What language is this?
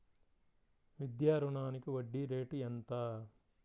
Telugu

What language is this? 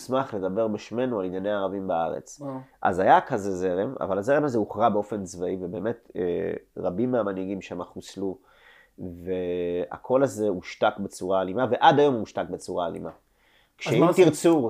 Hebrew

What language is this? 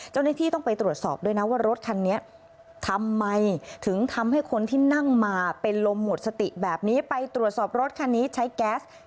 Thai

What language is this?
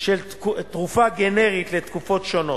Hebrew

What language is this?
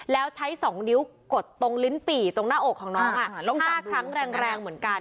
Thai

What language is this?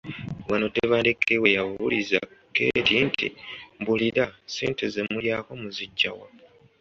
Ganda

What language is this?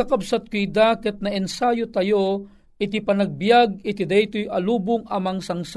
Filipino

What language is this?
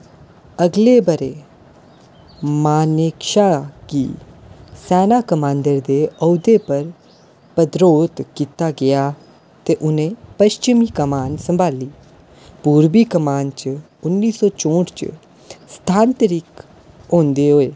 Dogri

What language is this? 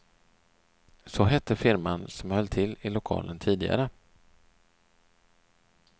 Swedish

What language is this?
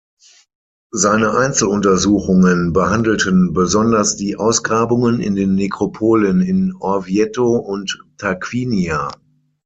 German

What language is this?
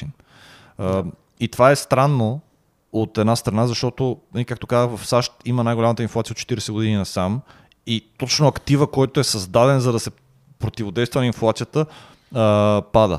Bulgarian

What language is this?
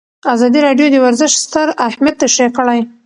Pashto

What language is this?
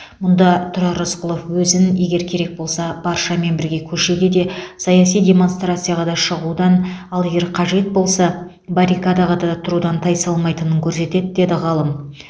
Kazakh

